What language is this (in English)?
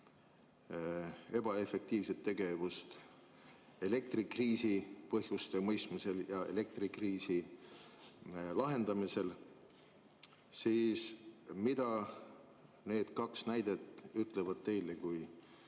Estonian